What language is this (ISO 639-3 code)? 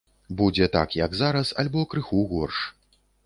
bel